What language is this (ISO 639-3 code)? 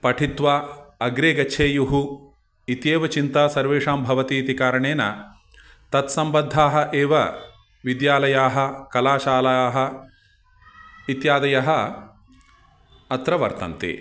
san